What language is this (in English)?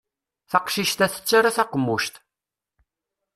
Kabyle